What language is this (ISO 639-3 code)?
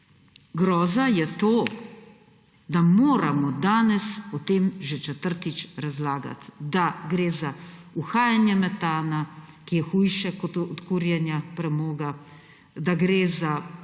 slv